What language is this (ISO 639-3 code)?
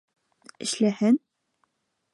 bak